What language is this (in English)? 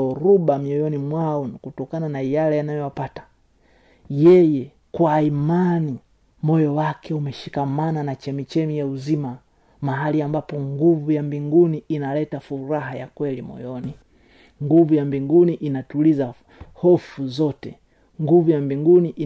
Swahili